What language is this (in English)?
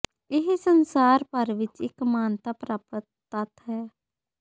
Punjabi